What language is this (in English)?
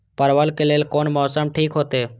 Maithili